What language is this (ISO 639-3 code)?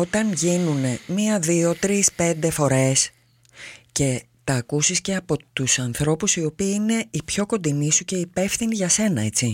ell